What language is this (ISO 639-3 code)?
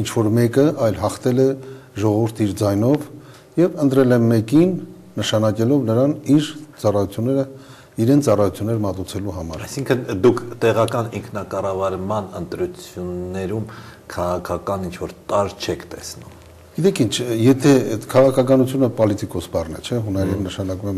ron